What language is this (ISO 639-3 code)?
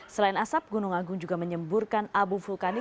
ind